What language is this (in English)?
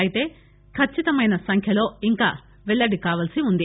Telugu